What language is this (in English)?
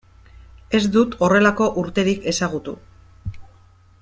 Basque